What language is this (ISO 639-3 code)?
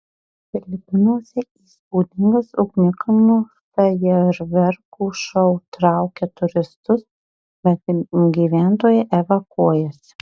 lit